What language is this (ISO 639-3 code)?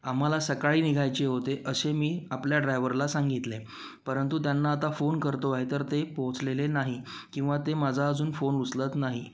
mar